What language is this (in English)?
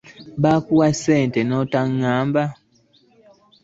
Ganda